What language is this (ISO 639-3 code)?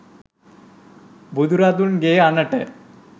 sin